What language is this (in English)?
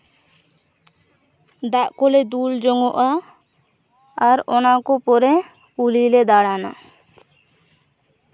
Santali